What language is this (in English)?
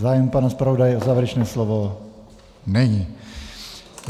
Czech